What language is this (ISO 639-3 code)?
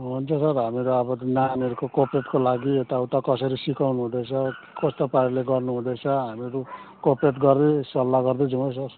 nep